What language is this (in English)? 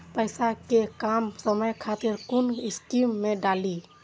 Maithili